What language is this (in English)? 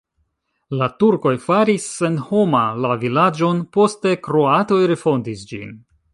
Esperanto